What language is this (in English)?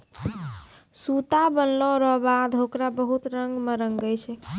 Maithili